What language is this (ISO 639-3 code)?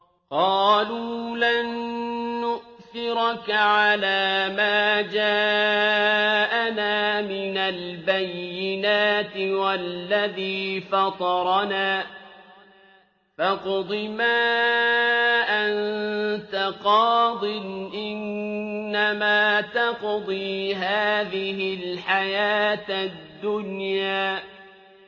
ara